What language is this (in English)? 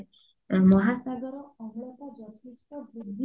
Odia